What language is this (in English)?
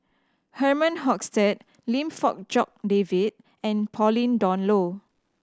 English